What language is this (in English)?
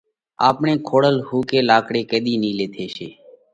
Parkari Koli